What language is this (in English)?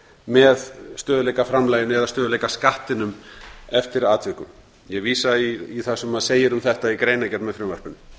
Icelandic